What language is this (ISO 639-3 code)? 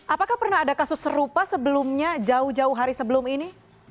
ind